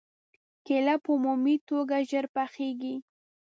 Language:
Pashto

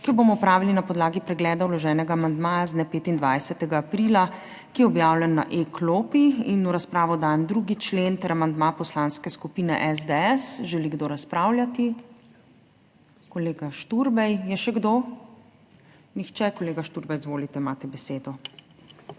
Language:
Slovenian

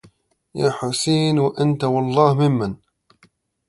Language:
Arabic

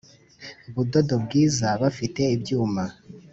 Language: Kinyarwanda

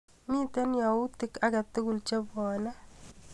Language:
Kalenjin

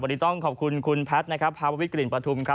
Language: Thai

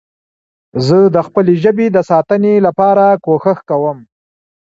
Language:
Pashto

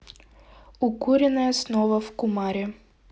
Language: Russian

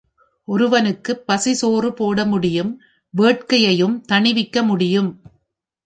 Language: Tamil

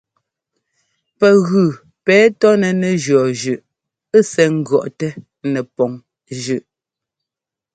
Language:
Ngomba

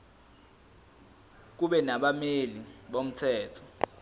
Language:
Zulu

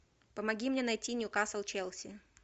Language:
Russian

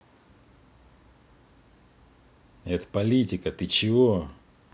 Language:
Russian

